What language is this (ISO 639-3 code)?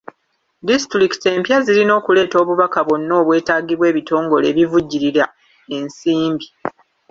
lug